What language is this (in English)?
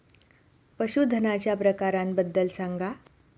Marathi